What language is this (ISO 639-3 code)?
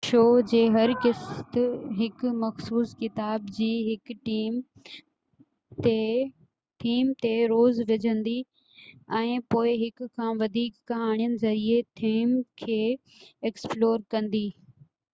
snd